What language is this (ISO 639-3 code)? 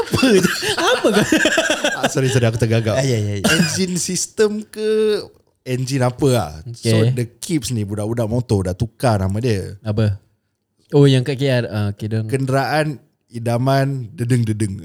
msa